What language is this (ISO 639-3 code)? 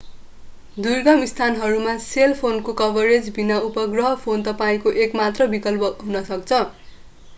nep